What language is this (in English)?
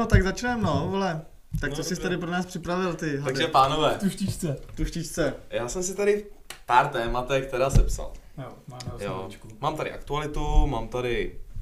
Czech